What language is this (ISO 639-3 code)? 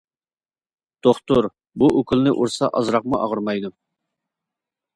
uig